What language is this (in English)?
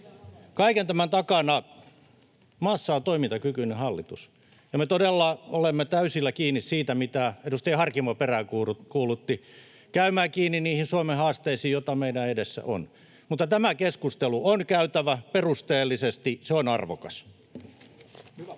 Finnish